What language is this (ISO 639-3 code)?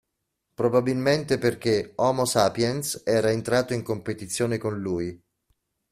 ita